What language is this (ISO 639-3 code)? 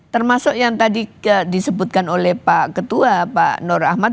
ind